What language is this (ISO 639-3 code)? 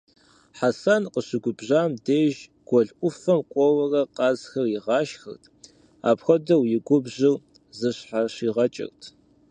kbd